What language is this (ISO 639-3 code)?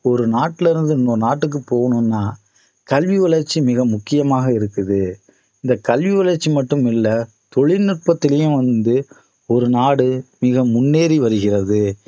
tam